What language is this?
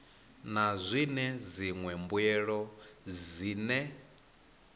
Venda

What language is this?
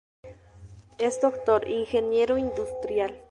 Spanish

